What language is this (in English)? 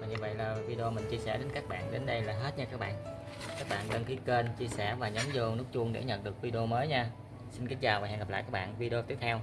Vietnamese